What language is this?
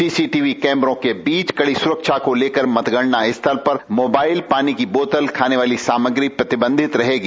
Hindi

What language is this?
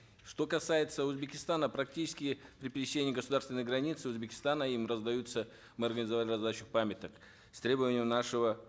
Kazakh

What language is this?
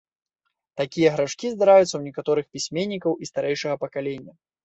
Belarusian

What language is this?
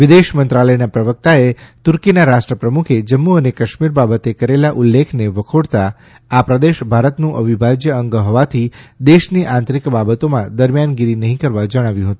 Gujarati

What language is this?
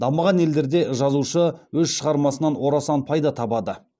Kazakh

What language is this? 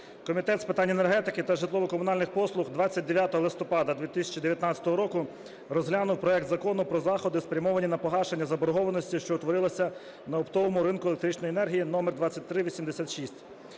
Ukrainian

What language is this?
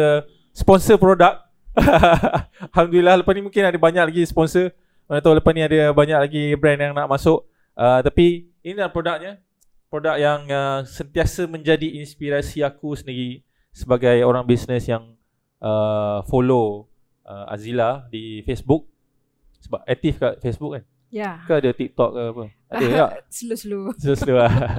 Malay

